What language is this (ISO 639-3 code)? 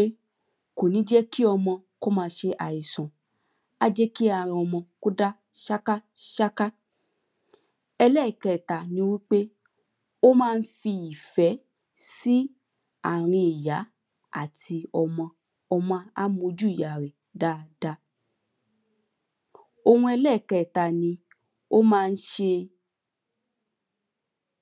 yor